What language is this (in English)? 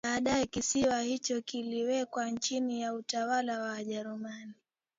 Swahili